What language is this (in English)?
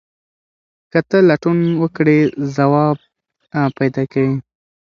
Pashto